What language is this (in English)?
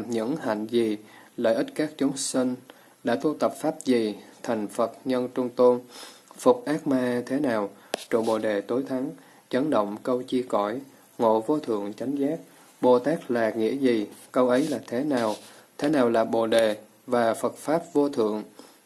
Vietnamese